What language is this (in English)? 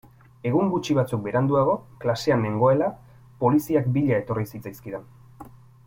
Basque